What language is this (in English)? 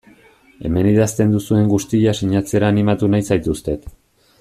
Basque